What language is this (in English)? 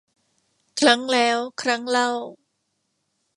Thai